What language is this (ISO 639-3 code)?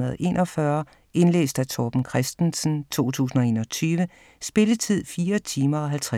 dan